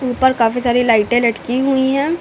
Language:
Hindi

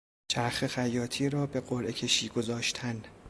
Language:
Persian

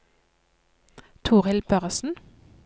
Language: Norwegian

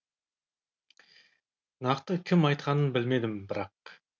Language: Kazakh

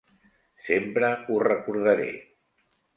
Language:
Catalan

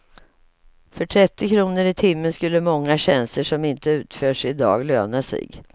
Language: Swedish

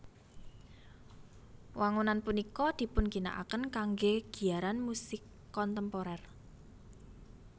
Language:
Javanese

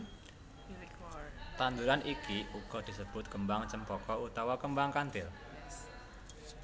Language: Javanese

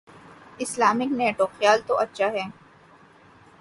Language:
Urdu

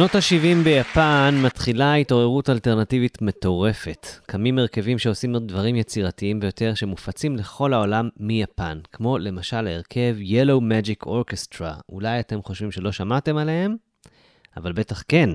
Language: Hebrew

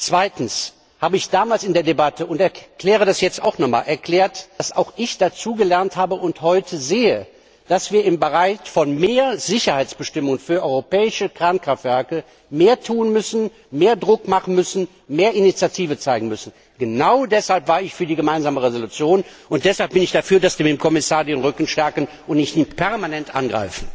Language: German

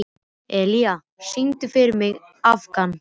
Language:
Icelandic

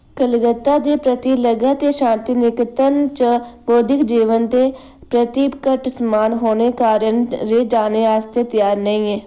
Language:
Dogri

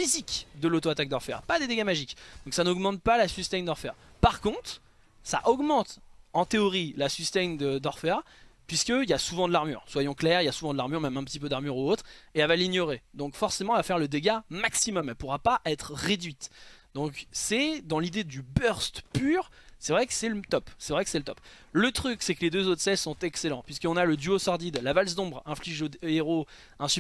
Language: French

